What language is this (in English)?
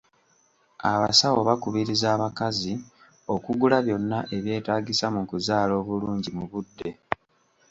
Ganda